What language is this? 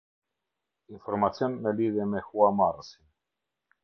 Albanian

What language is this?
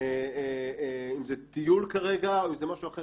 Hebrew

